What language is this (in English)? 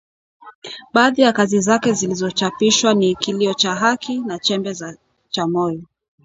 Swahili